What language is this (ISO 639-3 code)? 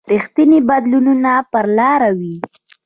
pus